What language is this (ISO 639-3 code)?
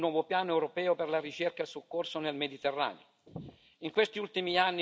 ita